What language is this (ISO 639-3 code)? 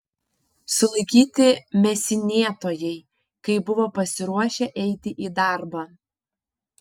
lit